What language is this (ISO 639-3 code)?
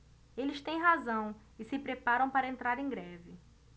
por